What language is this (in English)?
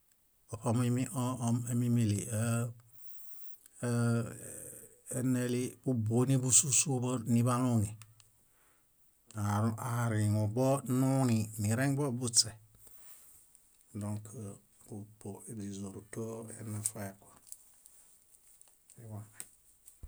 Bayot